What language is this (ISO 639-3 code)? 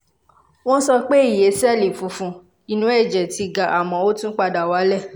yor